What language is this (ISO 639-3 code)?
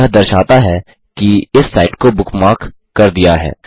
hin